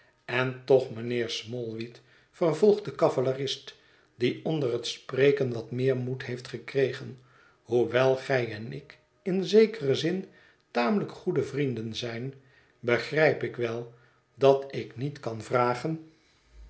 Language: Dutch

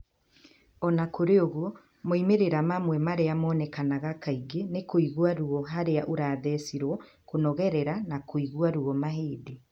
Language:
Kikuyu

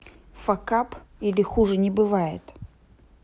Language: Russian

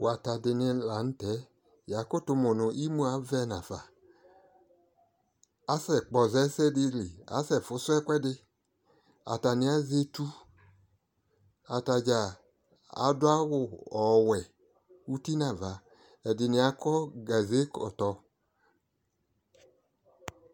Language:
Ikposo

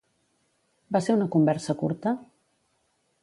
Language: Catalan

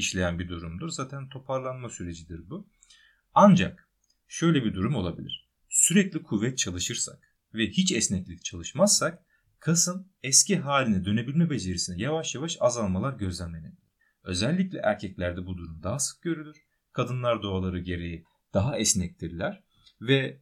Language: Turkish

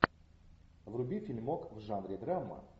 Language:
Russian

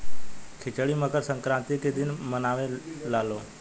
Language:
Bhojpuri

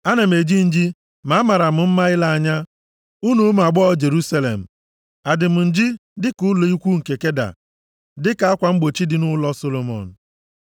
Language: Igbo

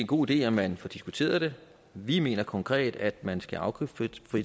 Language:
Danish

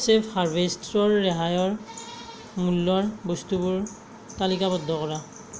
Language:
Assamese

